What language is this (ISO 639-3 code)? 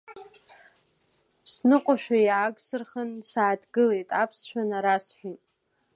abk